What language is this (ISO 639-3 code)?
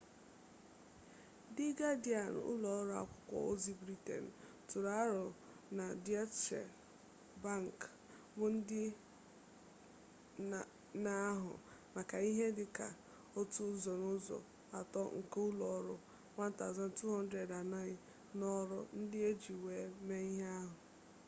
ibo